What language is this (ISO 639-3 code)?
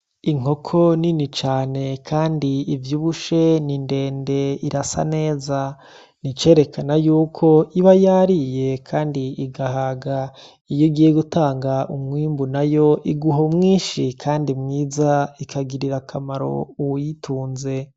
run